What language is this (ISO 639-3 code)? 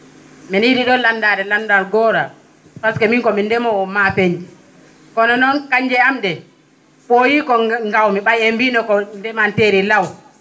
ful